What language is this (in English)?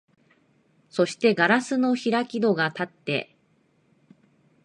Japanese